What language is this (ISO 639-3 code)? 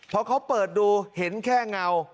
tha